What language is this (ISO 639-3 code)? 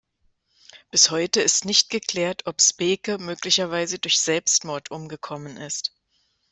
deu